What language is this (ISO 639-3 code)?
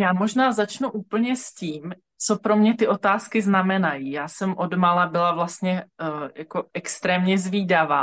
ces